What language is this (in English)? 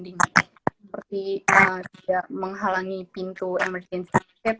Indonesian